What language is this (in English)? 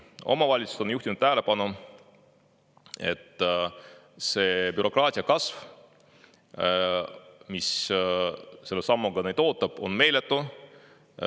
Estonian